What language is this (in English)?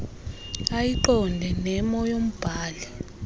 Xhosa